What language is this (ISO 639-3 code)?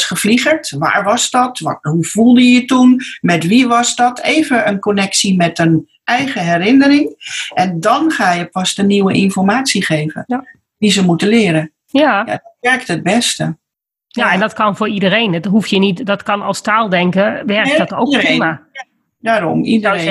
nld